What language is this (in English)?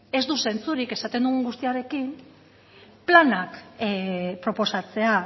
Basque